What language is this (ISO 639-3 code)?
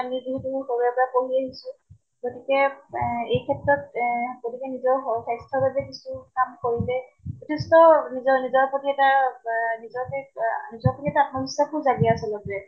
asm